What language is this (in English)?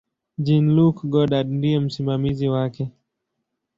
Swahili